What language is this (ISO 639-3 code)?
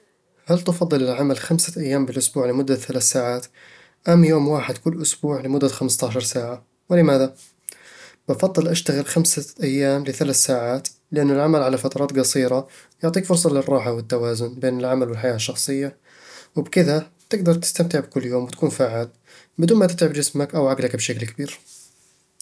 avl